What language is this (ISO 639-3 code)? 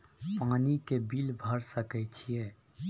mai